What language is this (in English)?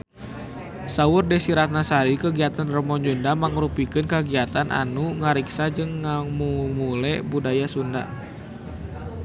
Sundanese